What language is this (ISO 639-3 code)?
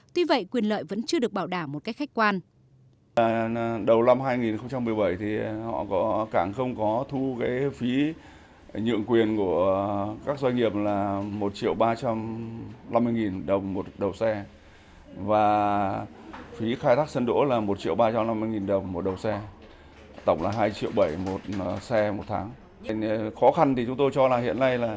vie